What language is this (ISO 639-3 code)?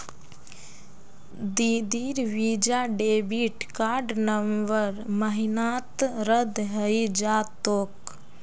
mag